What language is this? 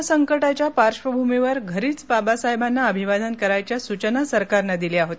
Marathi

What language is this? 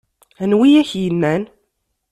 Kabyle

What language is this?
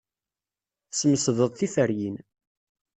Kabyle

